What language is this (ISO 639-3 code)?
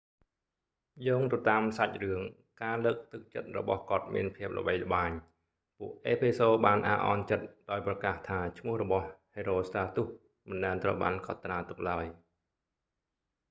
khm